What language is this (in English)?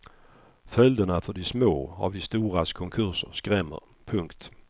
Swedish